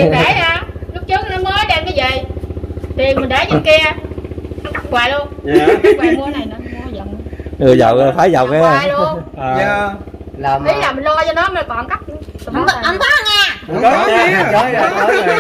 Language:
Vietnamese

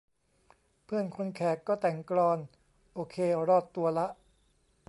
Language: Thai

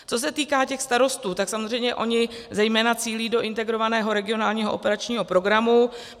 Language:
Czech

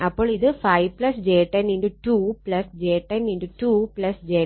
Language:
Malayalam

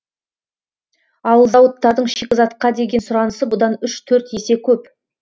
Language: Kazakh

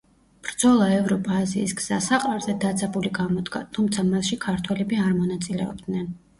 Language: Georgian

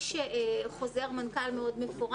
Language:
Hebrew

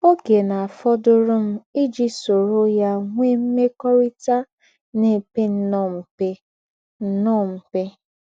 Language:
Igbo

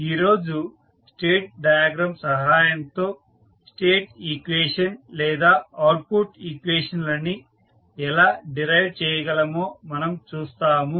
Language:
Telugu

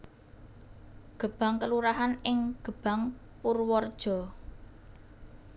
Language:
Javanese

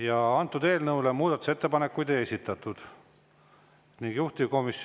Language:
Estonian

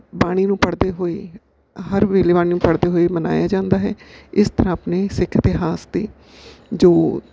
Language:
Punjabi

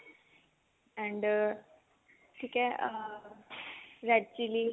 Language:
Punjabi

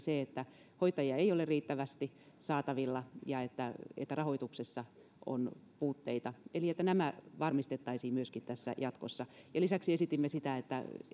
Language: Finnish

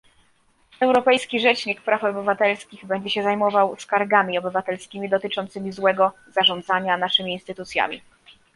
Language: Polish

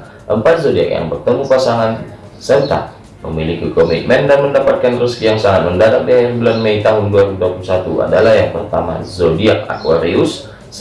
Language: Indonesian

